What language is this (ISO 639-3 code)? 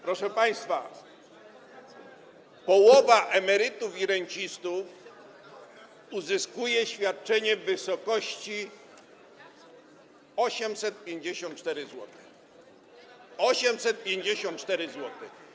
pol